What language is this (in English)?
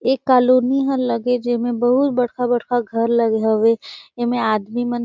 Surgujia